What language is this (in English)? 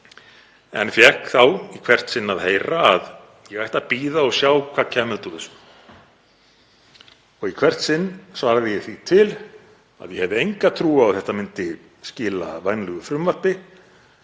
Icelandic